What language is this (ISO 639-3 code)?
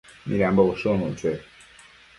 mcf